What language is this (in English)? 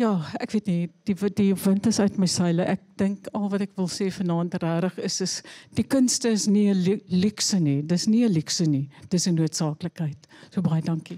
Dutch